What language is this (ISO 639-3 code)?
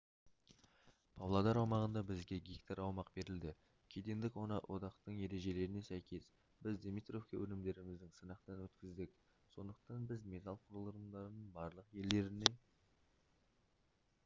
kaz